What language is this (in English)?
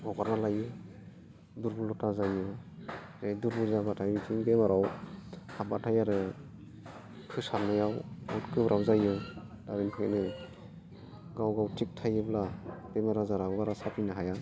Bodo